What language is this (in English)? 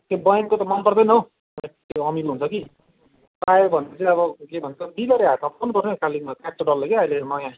Nepali